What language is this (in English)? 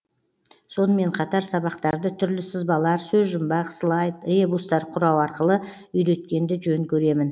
Kazakh